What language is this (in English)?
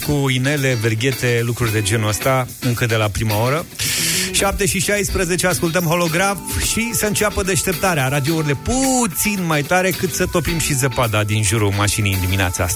Romanian